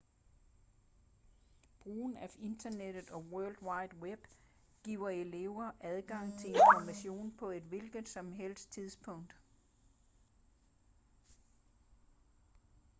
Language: Danish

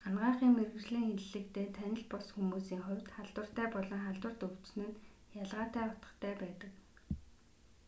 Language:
Mongolian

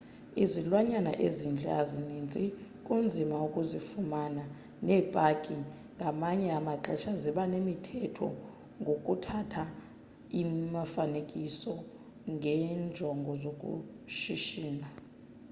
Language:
Xhosa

